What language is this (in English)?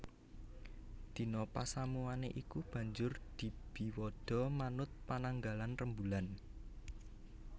Javanese